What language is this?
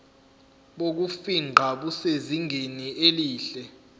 Zulu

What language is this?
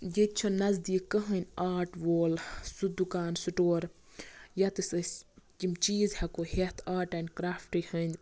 Kashmiri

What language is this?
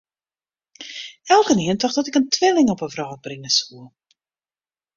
Western Frisian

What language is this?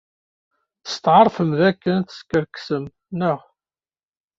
Kabyle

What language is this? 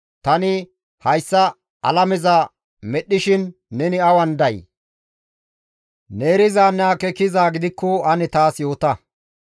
Gamo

